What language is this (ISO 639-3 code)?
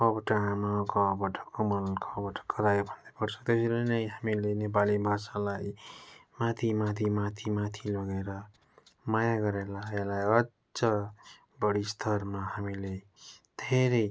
nep